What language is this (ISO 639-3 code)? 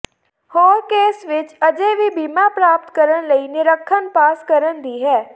pan